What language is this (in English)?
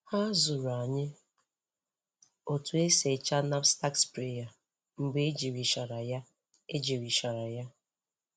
Igbo